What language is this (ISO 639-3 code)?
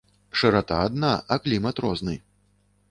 bel